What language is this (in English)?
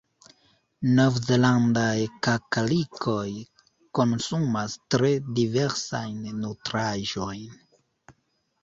Esperanto